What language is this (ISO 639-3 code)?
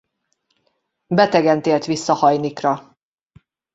hun